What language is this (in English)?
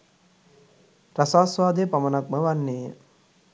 Sinhala